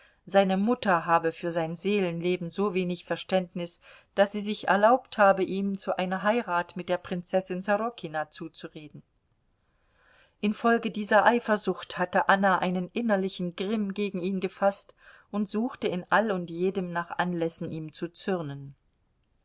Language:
German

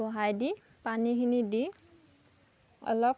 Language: Assamese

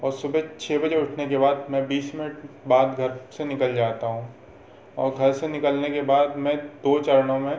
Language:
Hindi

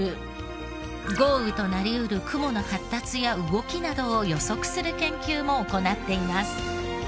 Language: Japanese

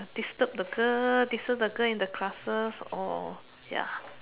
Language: English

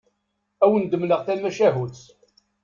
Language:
Kabyle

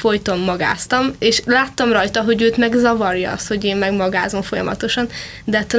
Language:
Hungarian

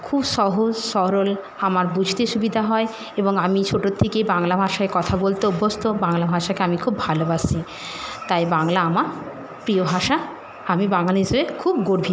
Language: Bangla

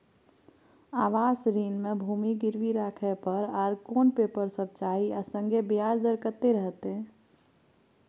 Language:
Maithili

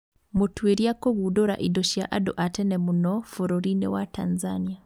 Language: Kikuyu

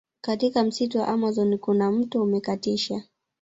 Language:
Swahili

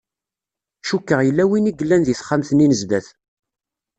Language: Kabyle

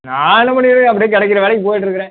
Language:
Tamil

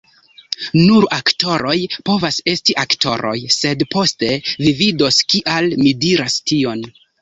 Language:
Esperanto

